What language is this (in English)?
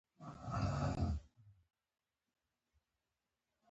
Pashto